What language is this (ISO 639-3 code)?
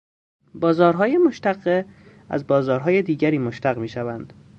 fas